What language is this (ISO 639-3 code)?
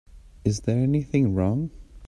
eng